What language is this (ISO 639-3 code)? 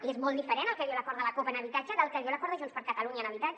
cat